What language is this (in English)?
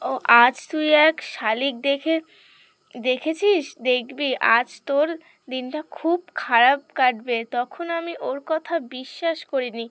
Bangla